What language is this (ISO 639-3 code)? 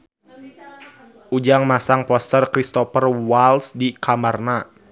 sun